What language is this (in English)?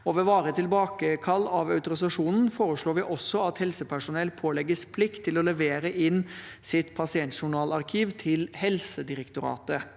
Norwegian